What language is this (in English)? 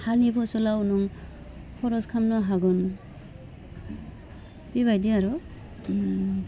Bodo